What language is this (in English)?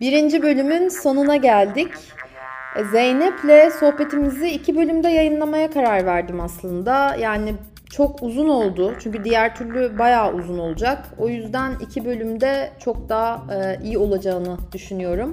Turkish